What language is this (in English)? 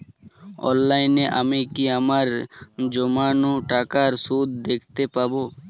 Bangla